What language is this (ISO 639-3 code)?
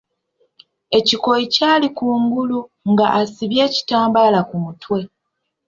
lug